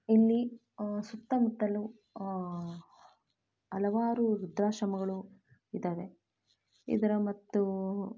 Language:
Kannada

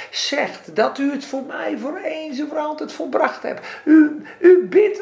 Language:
Dutch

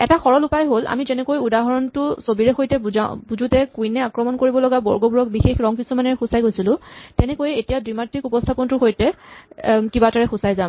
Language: Assamese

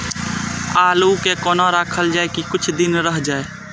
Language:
Maithili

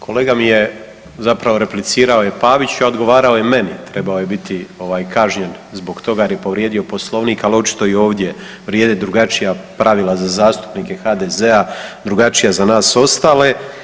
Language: Croatian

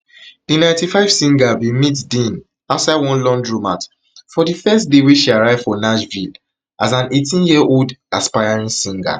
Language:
Nigerian Pidgin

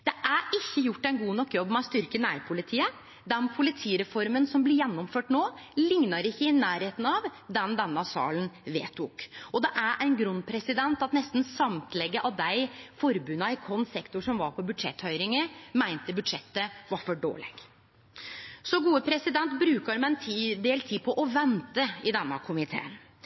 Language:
Norwegian Nynorsk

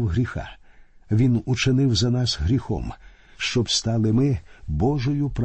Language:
Ukrainian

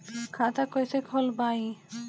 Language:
Bhojpuri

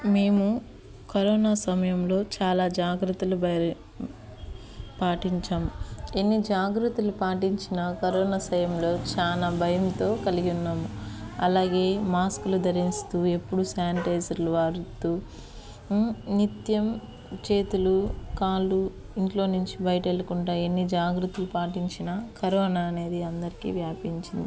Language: Telugu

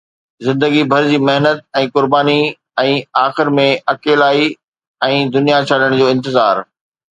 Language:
Sindhi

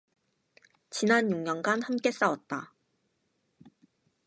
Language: Korean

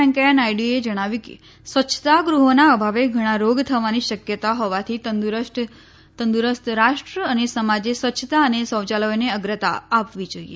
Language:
Gujarati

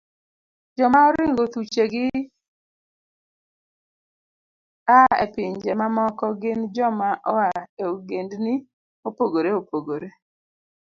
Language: Luo (Kenya and Tanzania)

